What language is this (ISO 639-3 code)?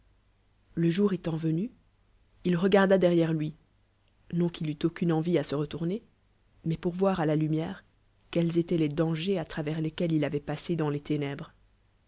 fra